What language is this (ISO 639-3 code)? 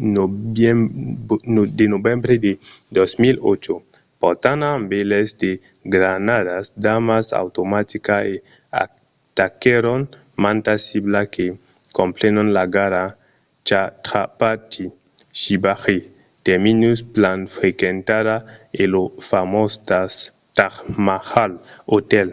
oci